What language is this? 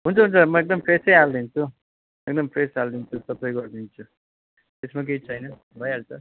Nepali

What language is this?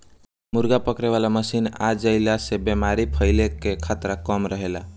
Bhojpuri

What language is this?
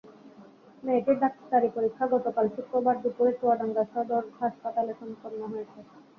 Bangla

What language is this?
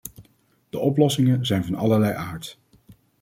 Dutch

